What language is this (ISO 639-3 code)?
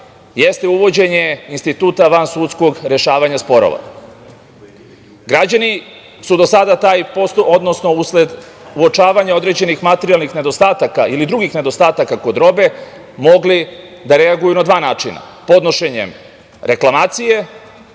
srp